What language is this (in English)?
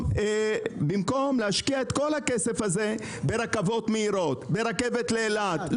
Hebrew